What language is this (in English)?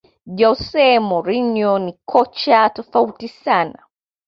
Swahili